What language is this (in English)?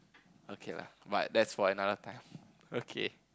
English